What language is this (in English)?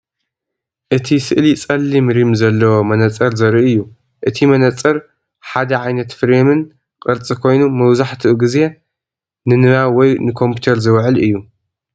Tigrinya